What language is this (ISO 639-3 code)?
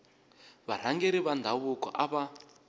tso